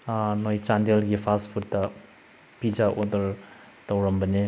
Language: Manipuri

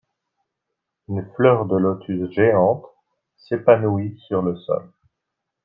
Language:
French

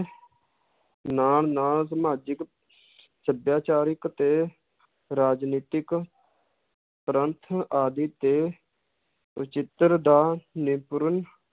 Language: Punjabi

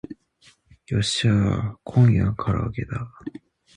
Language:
Japanese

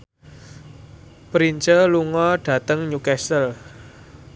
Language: Javanese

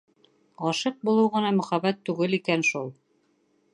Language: Bashkir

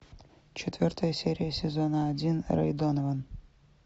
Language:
Russian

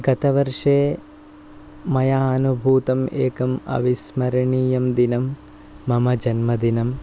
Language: Sanskrit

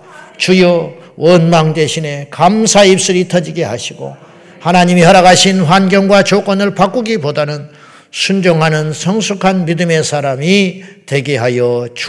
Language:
Korean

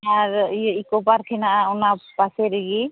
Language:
Santali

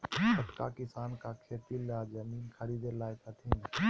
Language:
Magahi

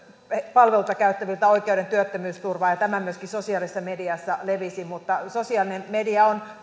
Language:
Finnish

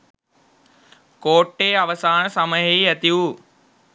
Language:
Sinhala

